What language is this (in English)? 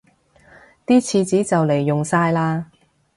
Cantonese